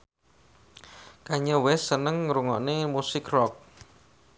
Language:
Javanese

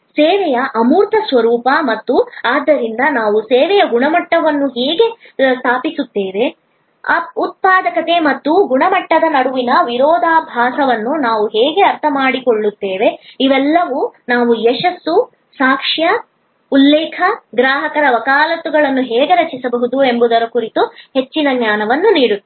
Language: Kannada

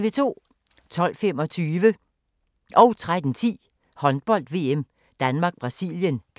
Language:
Danish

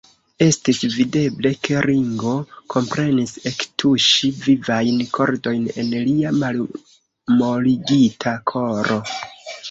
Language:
Esperanto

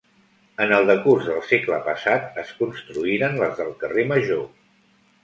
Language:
Catalan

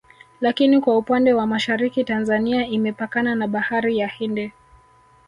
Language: Swahili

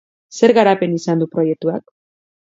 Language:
Basque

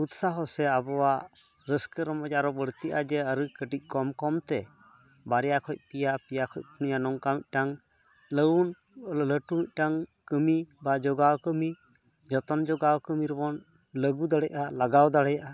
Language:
Santali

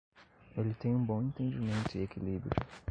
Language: Portuguese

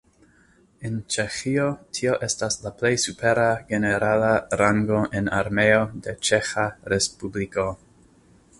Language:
Esperanto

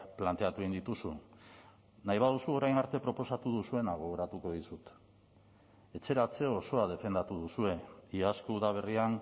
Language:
Basque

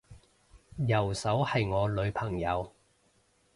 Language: Cantonese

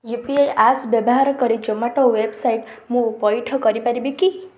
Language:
Odia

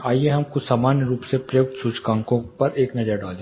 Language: Hindi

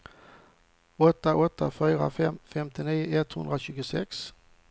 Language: Swedish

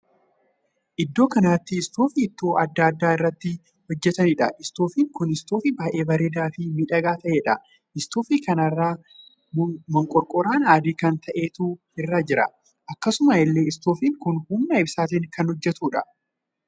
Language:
Oromo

